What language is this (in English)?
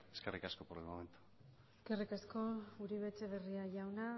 Basque